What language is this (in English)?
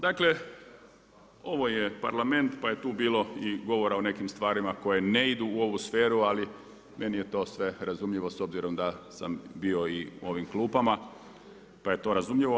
Croatian